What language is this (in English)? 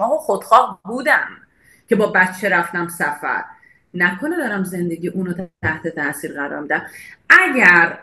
Persian